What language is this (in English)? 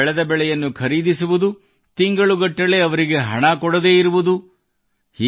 Kannada